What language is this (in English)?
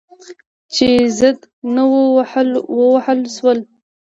Pashto